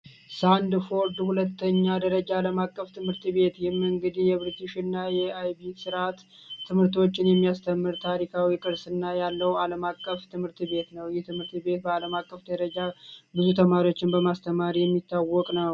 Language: Amharic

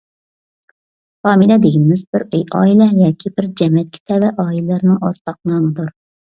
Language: Uyghur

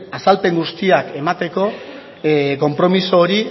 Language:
Basque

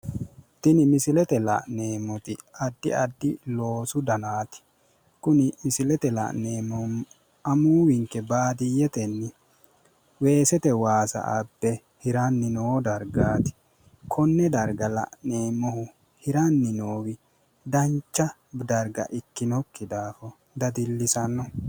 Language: Sidamo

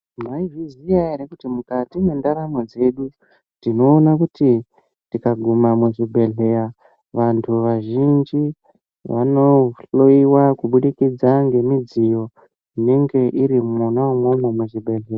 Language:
Ndau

